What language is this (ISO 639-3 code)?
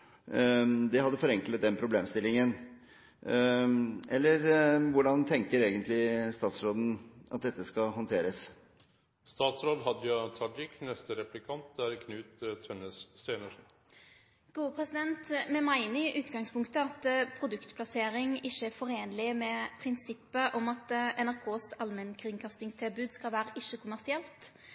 nor